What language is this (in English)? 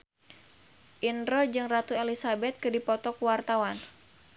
Sundanese